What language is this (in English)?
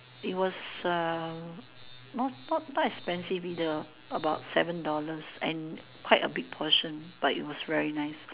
English